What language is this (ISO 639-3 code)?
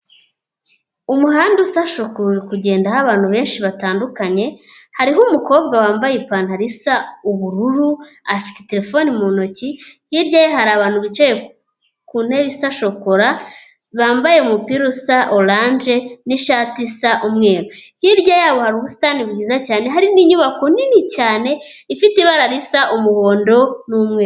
kin